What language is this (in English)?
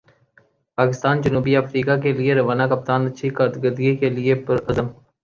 Urdu